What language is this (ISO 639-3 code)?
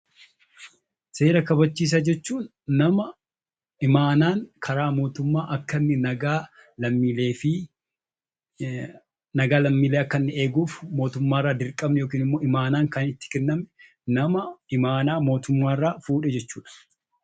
orm